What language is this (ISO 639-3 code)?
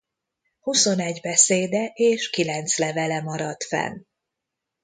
hun